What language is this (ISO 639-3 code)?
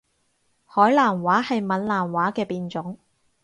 yue